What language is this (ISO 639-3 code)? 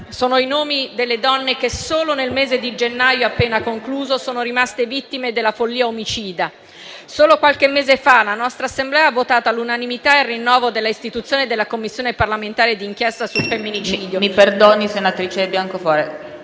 ita